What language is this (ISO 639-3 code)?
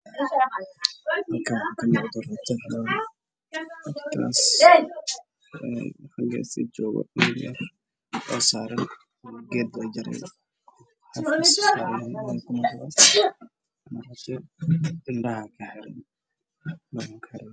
som